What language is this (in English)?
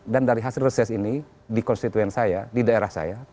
Indonesian